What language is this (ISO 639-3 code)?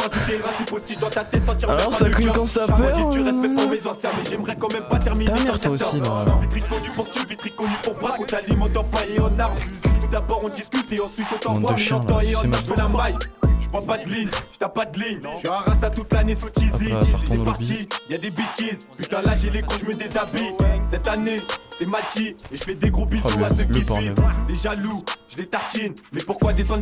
fra